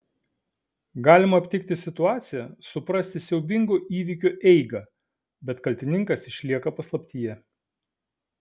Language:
Lithuanian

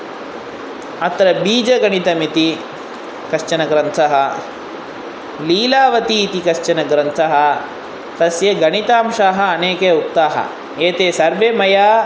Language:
Sanskrit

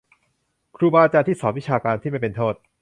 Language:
Thai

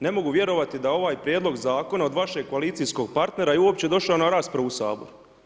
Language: Croatian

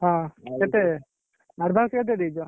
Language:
Odia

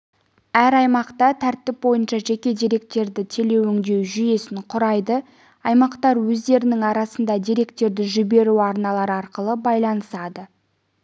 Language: Kazakh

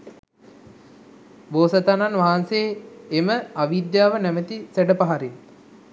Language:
Sinhala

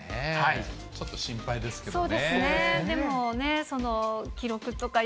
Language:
Japanese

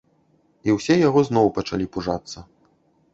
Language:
Belarusian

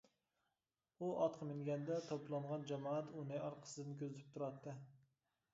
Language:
Uyghur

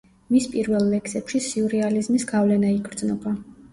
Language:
Georgian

